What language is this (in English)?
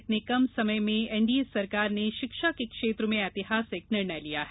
Hindi